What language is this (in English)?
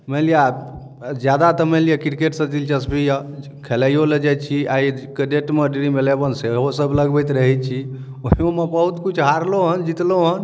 Maithili